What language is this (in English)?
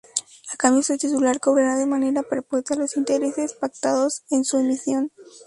Spanish